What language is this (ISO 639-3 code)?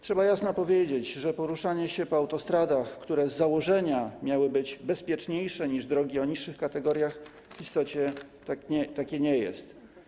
pol